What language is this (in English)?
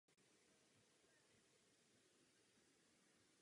Czech